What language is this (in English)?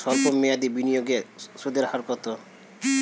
Bangla